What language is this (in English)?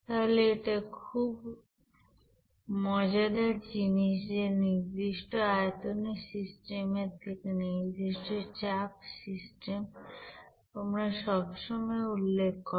Bangla